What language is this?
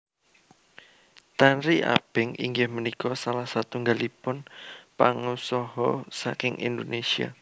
Javanese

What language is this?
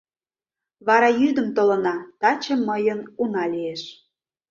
Mari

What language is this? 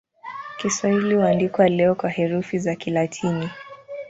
Swahili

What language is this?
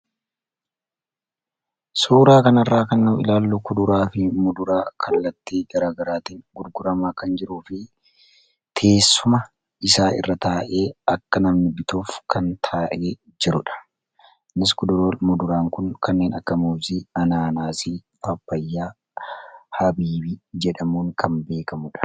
Oromo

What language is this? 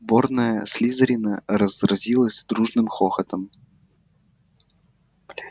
Russian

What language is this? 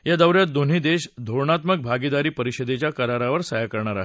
Marathi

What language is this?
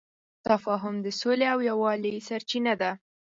Pashto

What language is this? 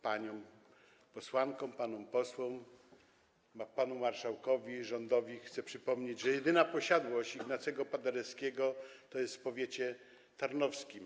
Polish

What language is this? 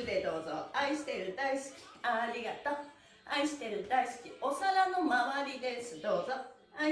Japanese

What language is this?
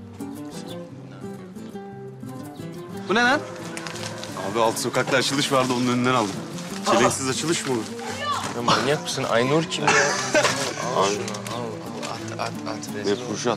Turkish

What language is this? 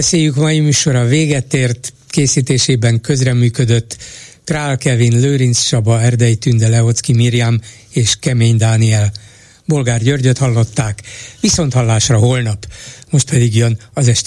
Hungarian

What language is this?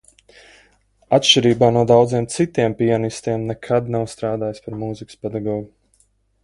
Latvian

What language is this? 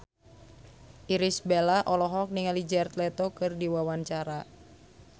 Sundanese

